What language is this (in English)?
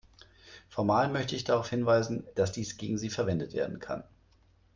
German